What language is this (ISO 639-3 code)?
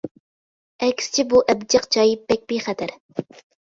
uig